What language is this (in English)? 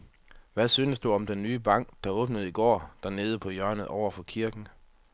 Danish